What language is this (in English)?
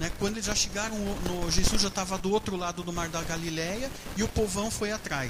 Portuguese